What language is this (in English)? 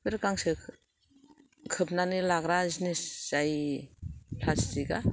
Bodo